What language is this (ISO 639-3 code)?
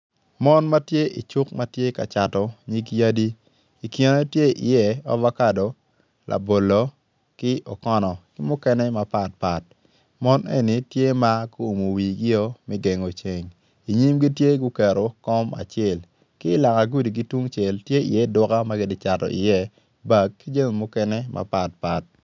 ach